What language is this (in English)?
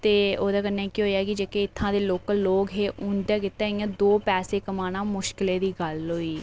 Dogri